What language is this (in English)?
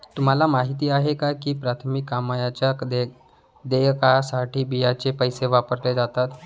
Marathi